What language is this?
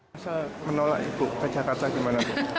Indonesian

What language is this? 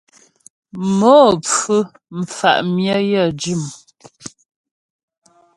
Ghomala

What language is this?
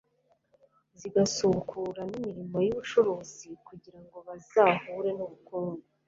Kinyarwanda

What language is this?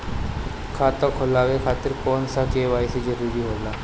Bhojpuri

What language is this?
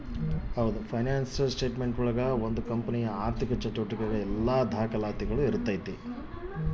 Kannada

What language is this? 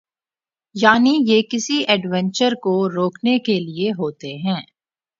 Urdu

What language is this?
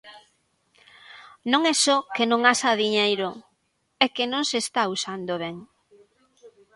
Galician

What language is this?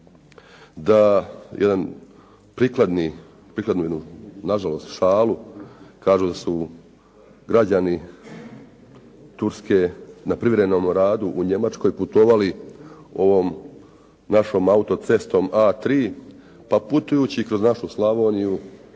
Croatian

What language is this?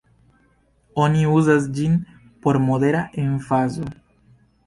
Esperanto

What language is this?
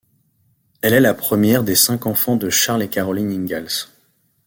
French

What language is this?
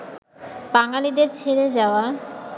Bangla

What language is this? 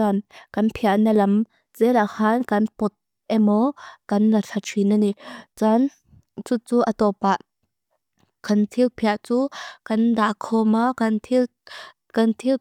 Mizo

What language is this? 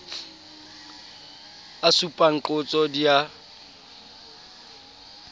Southern Sotho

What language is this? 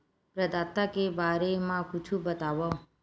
Chhattisgarhi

